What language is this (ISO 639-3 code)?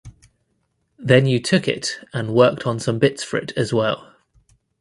eng